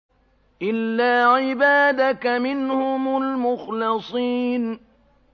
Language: Arabic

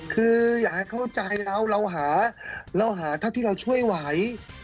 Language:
Thai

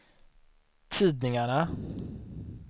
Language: Swedish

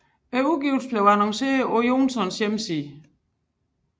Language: Danish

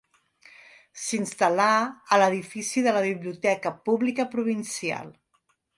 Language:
Catalan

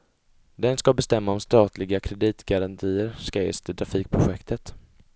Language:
Swedish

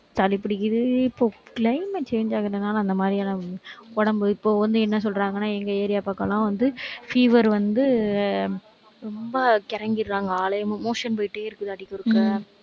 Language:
Tamil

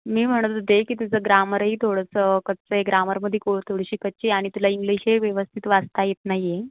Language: Marathi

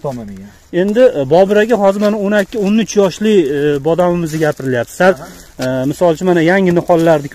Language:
Turkish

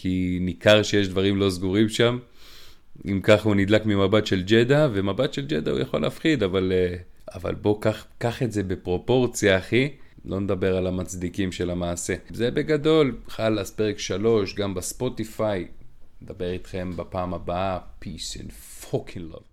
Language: Hebrew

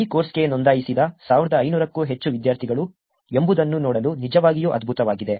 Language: Kannada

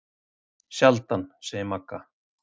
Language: Icelandic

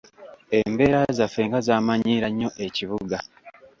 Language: Ganda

